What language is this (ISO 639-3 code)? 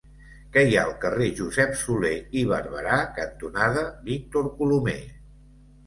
cat